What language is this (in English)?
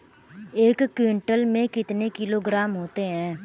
Hindi